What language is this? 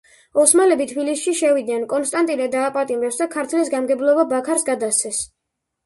Georgian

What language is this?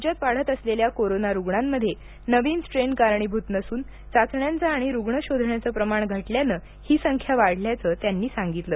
Marathi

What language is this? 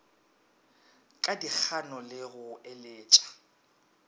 Northern Sotho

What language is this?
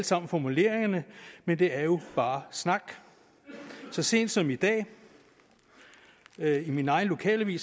Danish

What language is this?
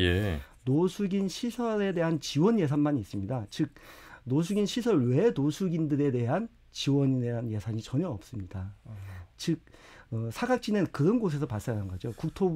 Korean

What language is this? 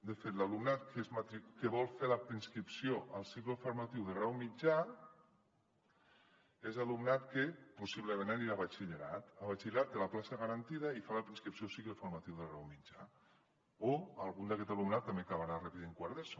Catalan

